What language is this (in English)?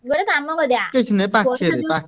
Odia